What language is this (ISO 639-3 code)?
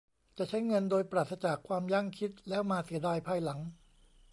tha